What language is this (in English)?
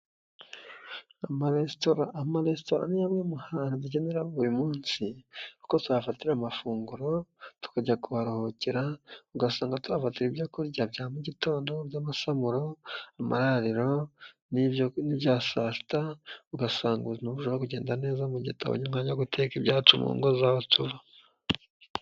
Kinyarwanda